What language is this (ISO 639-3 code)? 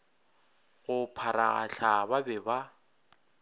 nso